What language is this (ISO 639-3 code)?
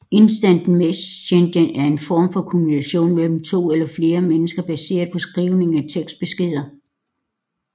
dan